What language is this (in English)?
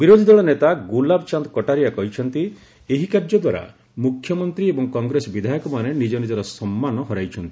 Odia